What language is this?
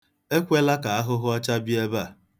Igbo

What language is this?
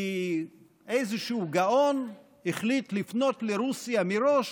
Hebrew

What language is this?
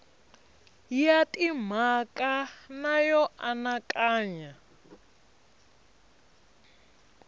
Tsonga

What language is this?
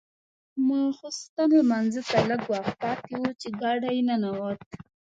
Pashto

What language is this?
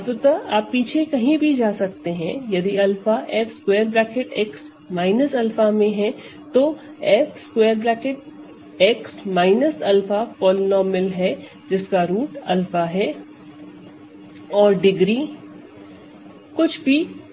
Hindi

